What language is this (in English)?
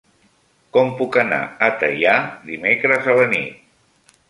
Catalan